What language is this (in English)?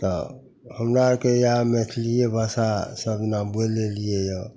Maithili